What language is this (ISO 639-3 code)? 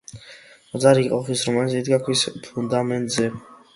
kat